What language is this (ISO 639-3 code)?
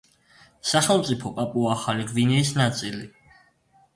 kat